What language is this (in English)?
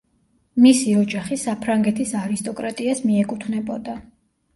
Georgian